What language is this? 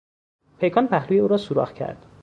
Persian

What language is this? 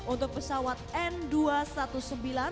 Indonesian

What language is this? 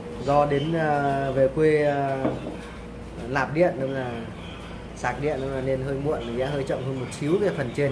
Vietnamese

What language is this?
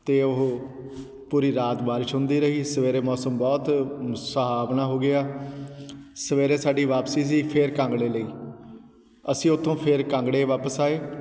Punjabi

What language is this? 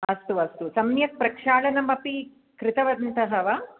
Sanskrit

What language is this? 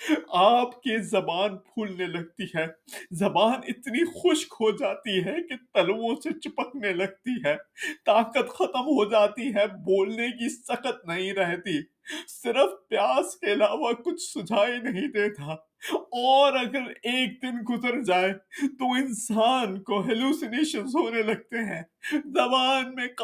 Urdu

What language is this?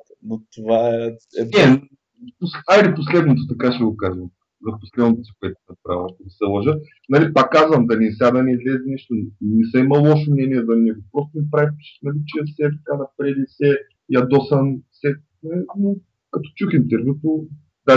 Bulgarian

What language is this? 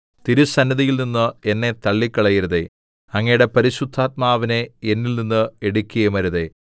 Malayalam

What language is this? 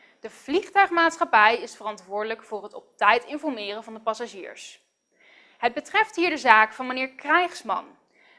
Dutch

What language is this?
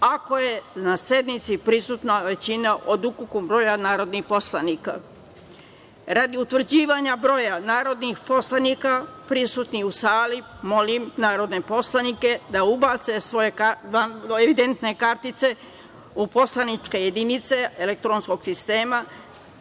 Serbian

